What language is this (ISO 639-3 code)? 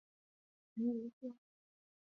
zho